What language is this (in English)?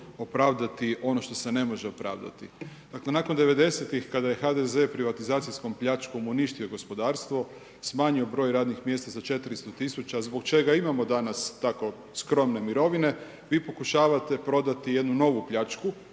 Croatian